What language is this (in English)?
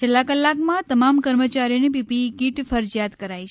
Gujarati